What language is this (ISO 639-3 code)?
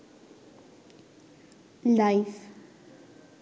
ben